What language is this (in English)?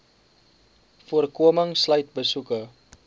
Afrikaans